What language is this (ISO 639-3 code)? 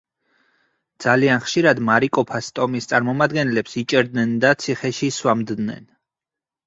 kat